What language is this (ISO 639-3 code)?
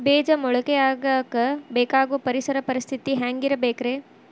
kan